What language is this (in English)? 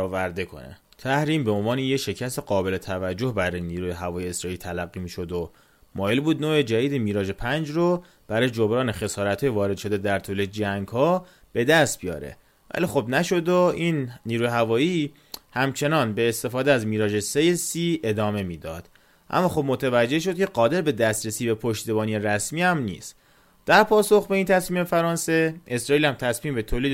Persian